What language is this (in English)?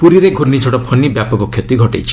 Odia